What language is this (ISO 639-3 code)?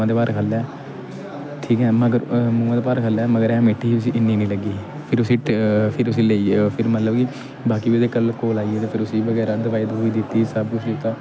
doi